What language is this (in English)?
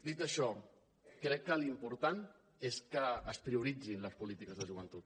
Catalan